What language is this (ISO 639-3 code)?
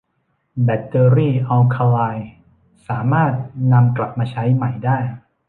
tha